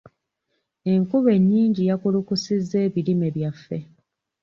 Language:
Ganda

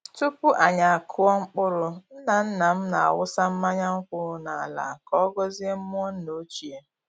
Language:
Igbo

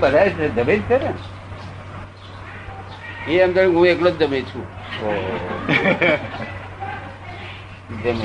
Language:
Gujarati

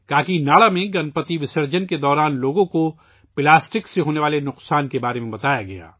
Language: Urdu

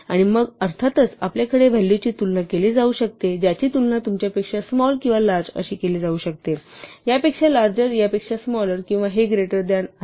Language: Marathi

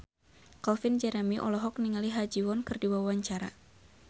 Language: Sundanese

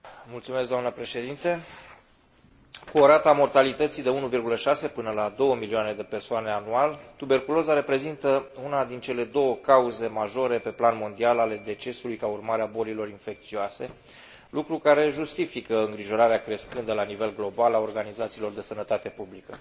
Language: Romanian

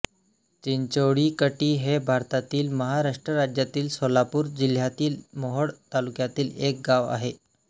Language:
Marathi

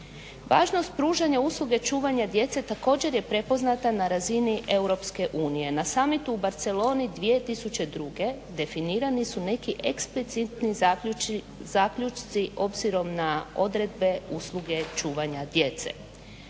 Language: Croatian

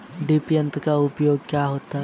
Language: Hindi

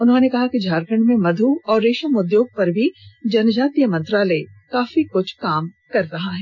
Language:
Hindi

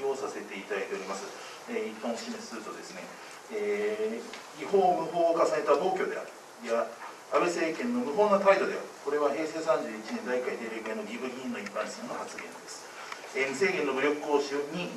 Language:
Japanese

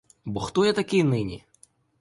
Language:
Ukrainian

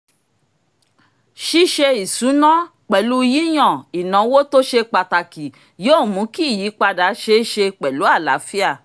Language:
Yoruba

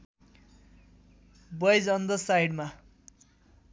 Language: Nepali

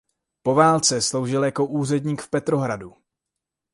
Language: Czech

